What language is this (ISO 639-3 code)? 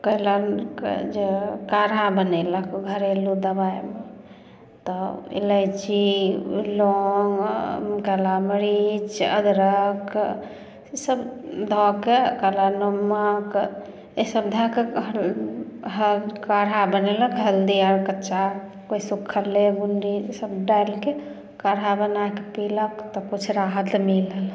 mai